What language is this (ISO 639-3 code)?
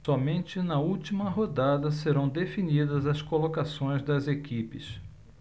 por